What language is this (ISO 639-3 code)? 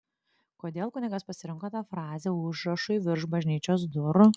lit